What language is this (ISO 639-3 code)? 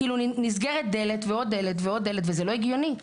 heb